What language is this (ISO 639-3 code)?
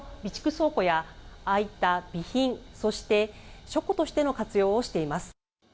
jpn